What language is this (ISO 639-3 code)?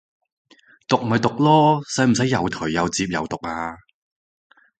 yue